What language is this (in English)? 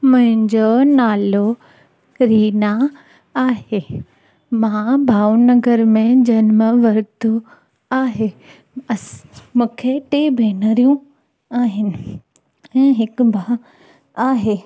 Sindhi